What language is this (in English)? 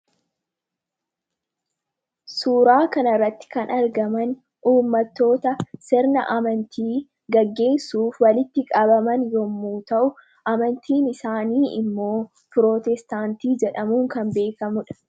Oromo